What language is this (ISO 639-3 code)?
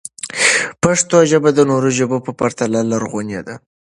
pus